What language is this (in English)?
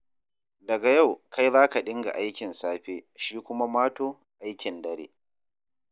Hausa